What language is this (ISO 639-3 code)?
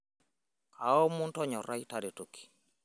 mas